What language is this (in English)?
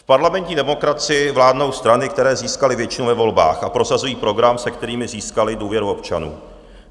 Czech